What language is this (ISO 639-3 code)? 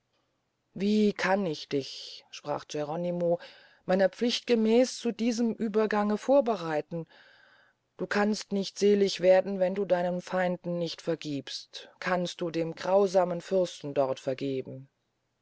deu